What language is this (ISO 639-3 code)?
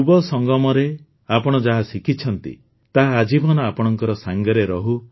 ori